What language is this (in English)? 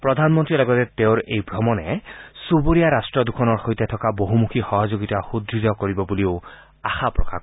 Assamese